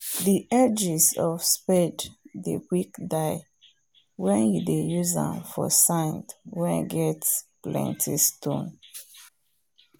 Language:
Nigerian Pidgin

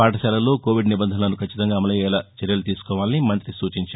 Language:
Telugu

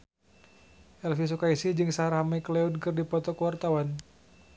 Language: Sundanese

